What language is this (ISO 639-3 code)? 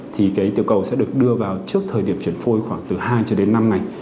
vie